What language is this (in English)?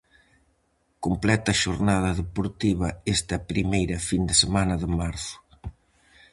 Galician